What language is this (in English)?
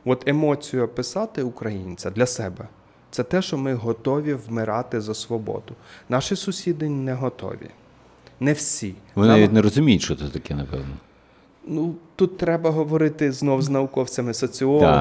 Ukrainian